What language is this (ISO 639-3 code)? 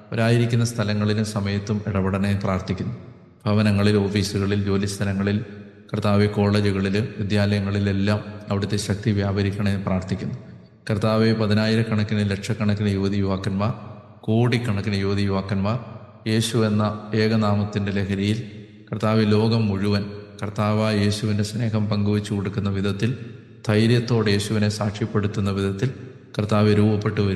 mal